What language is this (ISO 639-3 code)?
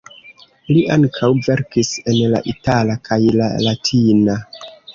epo